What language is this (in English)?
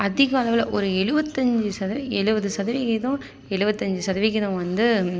Tamil